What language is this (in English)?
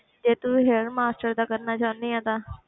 Punjabi